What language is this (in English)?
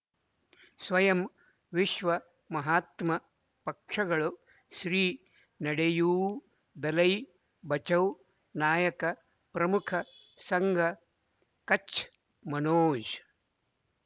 Kannada